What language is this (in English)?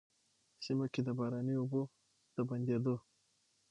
Pashto